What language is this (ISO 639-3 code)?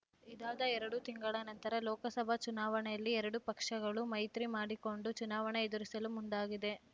kan